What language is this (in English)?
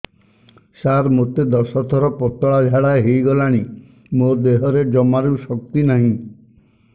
Odia